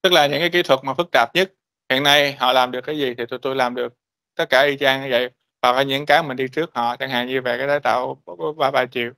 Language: Vietnamese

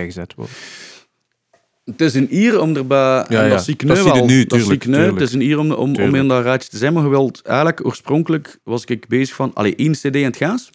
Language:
Dutch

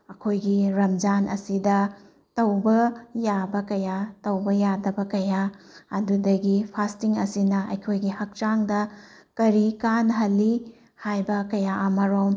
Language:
Manipuri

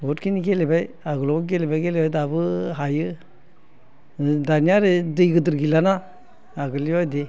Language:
Bodo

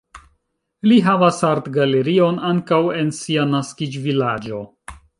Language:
Esperanto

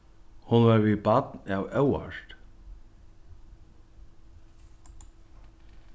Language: Faroese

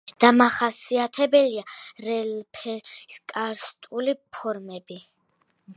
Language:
Georgian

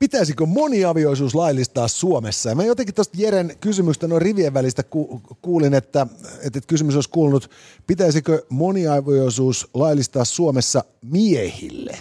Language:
Finnish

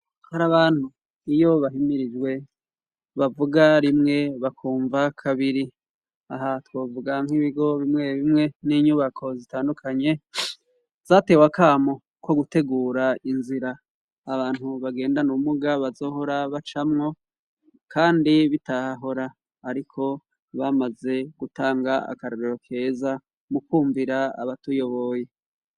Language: Rundi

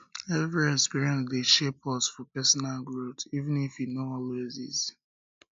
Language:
Nigerian Pidgin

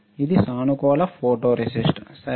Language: Telugu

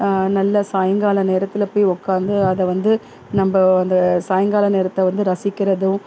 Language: Tamil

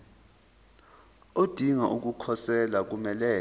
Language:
Zulu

